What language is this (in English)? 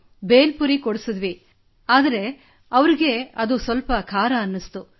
Kannada